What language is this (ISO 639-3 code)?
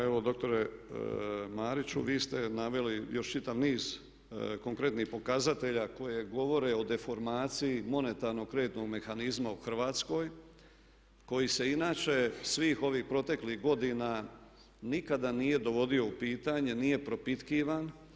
hrv